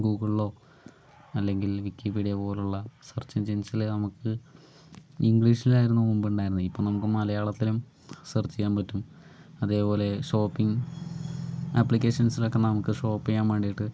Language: Malayalam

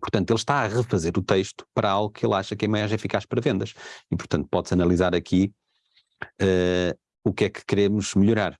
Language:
Portuguese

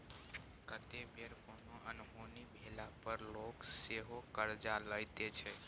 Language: Maithili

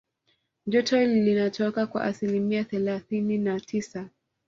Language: Swahili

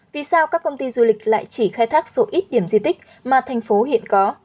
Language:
Vietnamese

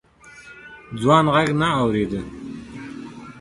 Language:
Pashto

